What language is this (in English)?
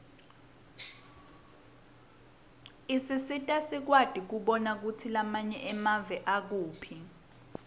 Swati